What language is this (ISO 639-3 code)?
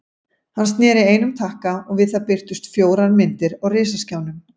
isl